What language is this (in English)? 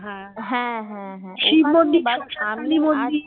Bangla